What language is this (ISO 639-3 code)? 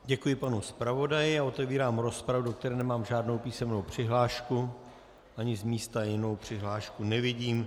ces